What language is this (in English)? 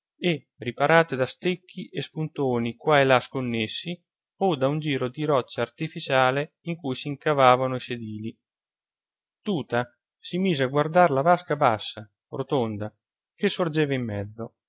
Italian